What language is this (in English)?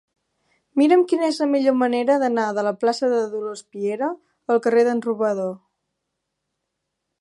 Catalan